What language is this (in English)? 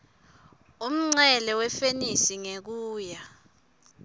Swati